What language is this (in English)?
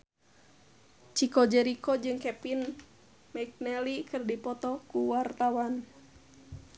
Sundanese